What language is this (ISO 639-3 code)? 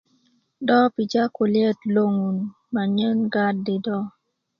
ukv